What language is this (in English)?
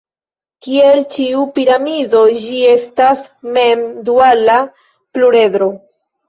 Esperanto